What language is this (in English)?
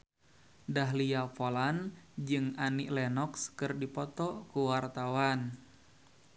Sundanese